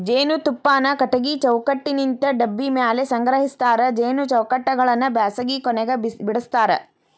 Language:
Kannada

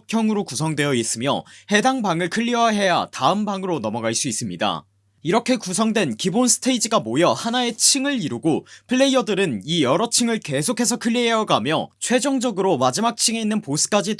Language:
Korean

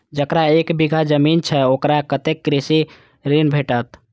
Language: Maithili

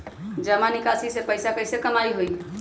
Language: Magahi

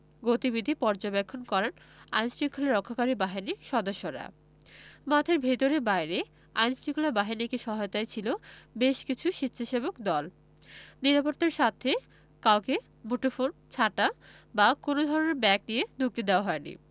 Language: Bangla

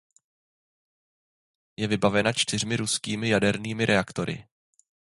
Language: Czech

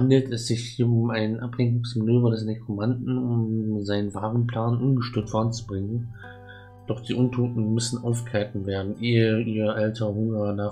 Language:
German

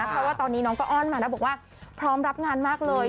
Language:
Thai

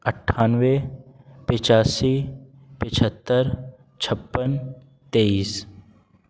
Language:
Urdu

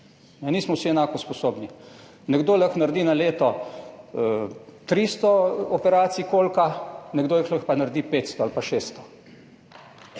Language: Slovenian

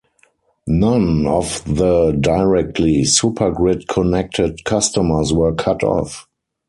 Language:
English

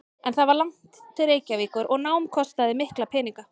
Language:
Icelandic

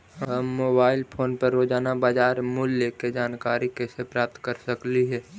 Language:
Magahi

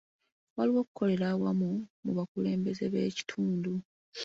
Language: Ganda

